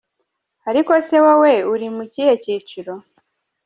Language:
Kinyarwanda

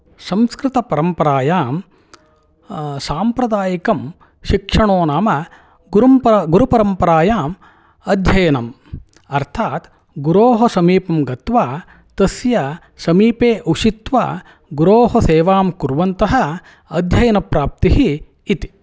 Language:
Sanskrit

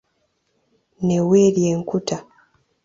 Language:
Ganda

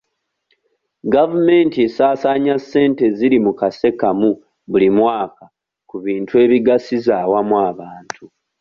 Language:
Ganda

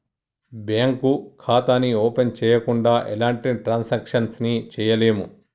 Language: Telugu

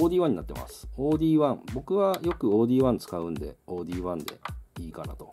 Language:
Japanese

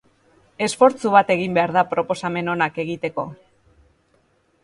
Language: Basque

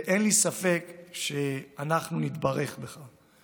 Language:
Hebrew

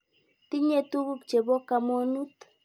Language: Kalenjin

